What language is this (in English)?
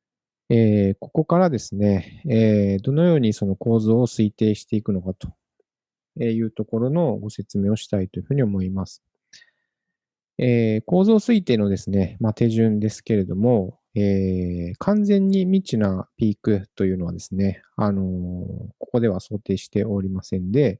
Japanese